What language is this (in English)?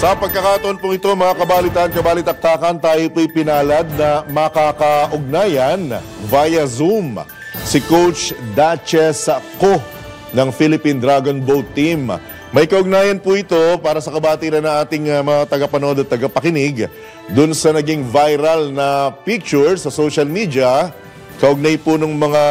Filipino